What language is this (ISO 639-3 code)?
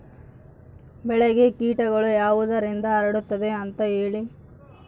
kan